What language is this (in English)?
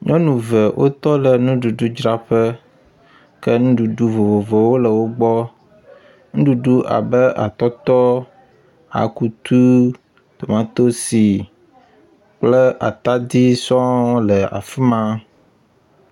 Ewe